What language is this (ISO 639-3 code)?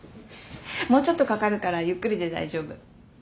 jpn